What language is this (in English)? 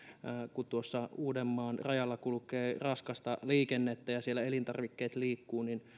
Finnish